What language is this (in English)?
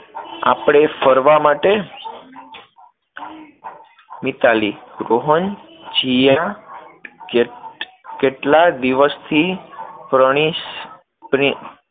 Gujarati